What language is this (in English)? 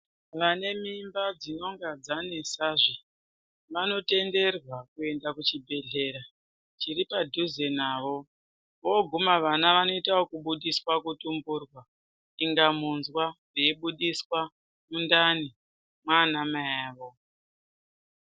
Ndau